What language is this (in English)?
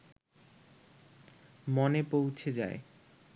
Bangla